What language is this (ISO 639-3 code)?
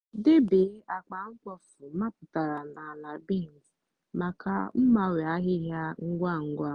ibo